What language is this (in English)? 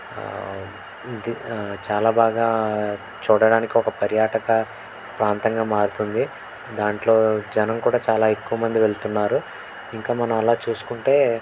Telugu